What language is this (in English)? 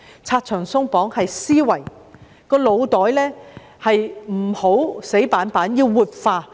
Cantonese